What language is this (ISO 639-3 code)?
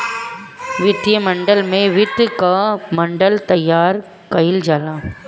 bho